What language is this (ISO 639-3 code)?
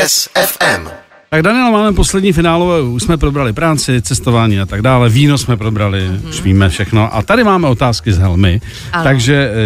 ces